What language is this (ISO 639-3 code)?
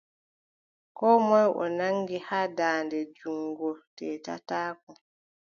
fub